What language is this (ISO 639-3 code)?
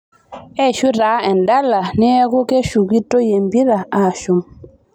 mas